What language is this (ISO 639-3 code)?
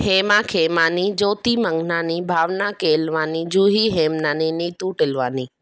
snd